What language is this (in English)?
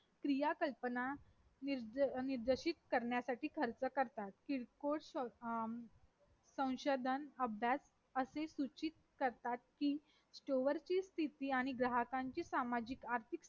Marathi